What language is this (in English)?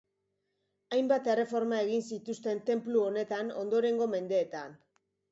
Basque